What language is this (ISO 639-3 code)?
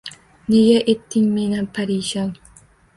uzb